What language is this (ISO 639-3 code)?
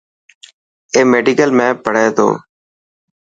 mki